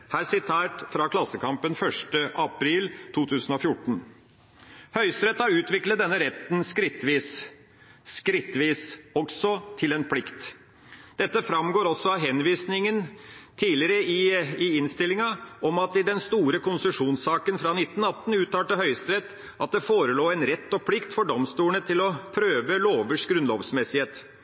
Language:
Norwegian Bokmål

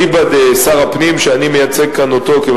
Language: Hebrew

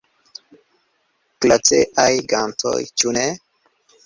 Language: Esperanto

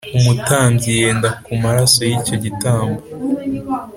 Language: Kinyarwanda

